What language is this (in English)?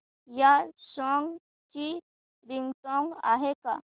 Marathi